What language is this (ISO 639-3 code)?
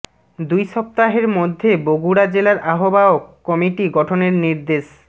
ben